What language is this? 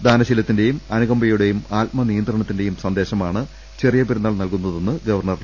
Malayalam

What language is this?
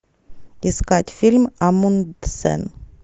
Russian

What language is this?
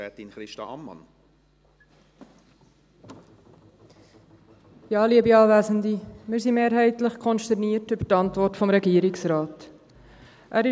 Swiss German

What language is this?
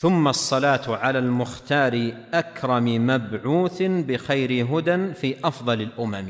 Arabic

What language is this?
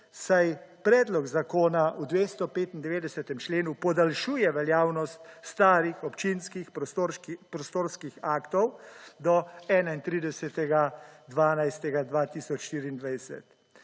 Slovenian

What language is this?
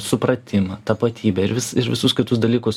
Lithuanian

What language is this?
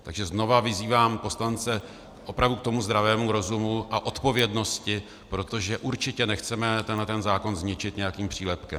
Czech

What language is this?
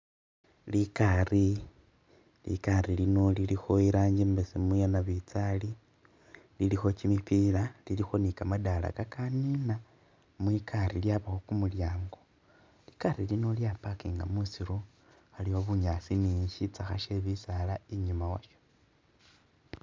Masaaba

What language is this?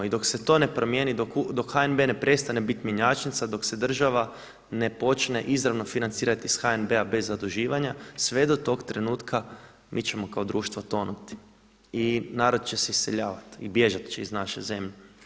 Croatian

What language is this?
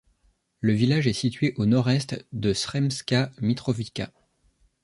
French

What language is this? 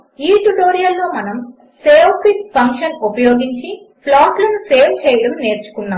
Telugu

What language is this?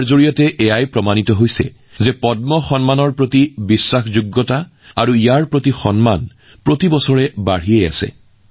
Assamese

